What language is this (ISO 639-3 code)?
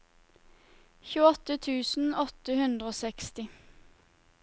nor